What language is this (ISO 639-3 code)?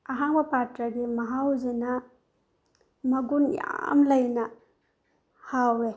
mni